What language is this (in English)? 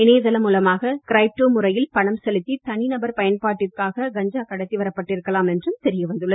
Tamil